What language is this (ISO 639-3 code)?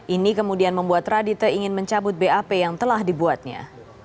ind